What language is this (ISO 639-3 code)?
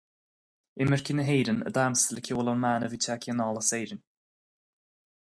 gle